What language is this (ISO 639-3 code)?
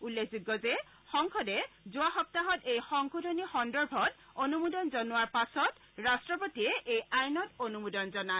asm